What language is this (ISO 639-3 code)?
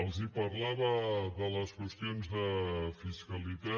cat